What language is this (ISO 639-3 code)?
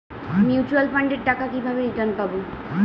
ben